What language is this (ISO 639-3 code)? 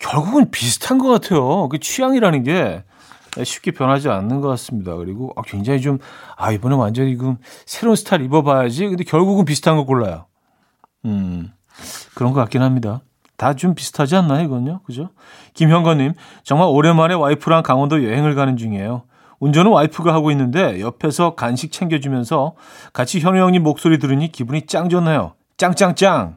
kor